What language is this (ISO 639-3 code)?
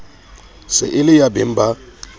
sot